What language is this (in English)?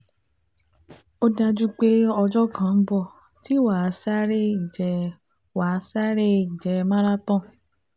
Yoruba